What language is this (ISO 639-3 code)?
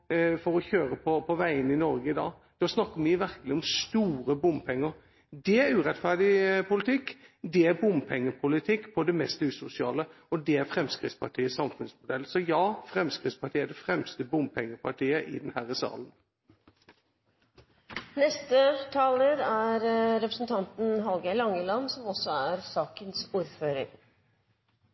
nor